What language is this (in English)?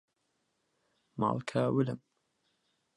Central Kurdish